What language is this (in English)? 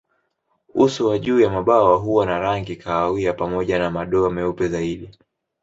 Swahili